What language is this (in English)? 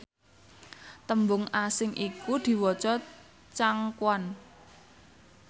Javanese